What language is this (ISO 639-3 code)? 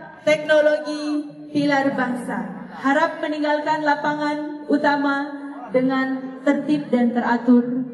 ind